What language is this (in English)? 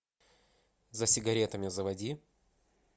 Russian